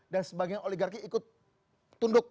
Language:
Indonesian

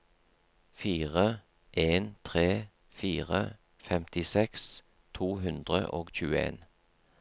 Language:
Norwegian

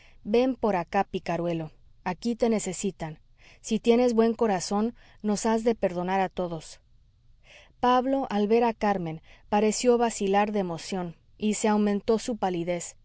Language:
Spanish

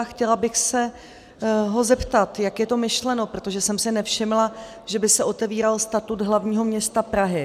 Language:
Czech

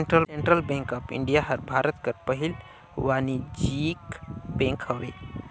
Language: Chhattisgarhi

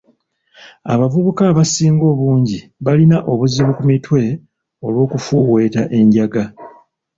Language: Ganda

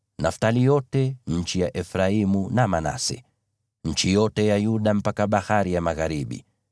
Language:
Swahili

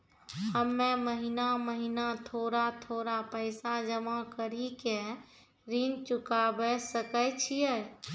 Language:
Maithili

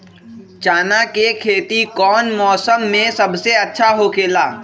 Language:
Magahi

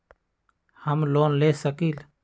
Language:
Magahi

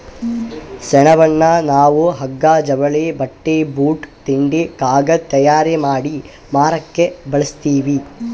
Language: Kannada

